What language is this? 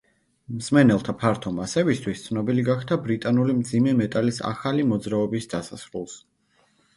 Georgian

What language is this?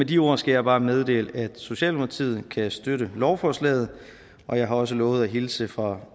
Danish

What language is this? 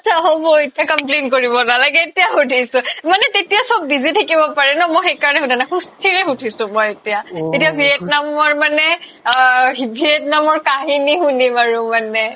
Assamese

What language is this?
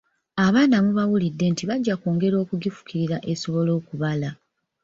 Ganda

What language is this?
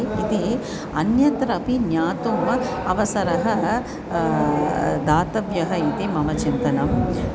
Sanskrit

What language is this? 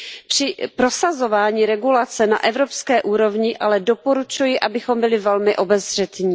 Czech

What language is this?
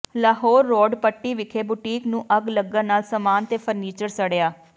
Punjabi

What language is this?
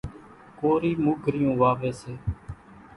Kachi Koli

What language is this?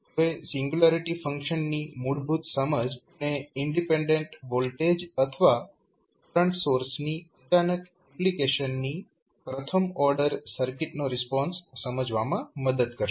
Gujarati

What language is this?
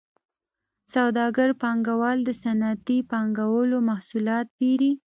Pashto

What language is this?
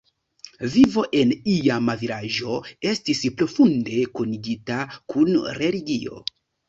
Esperanto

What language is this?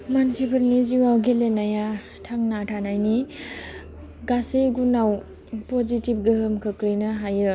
Bodo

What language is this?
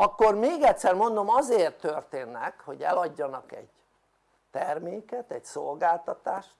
Hungarian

